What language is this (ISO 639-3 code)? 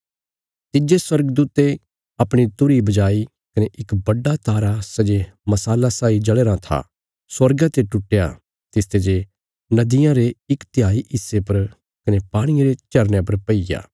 kfs